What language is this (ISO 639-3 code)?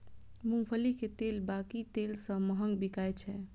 mai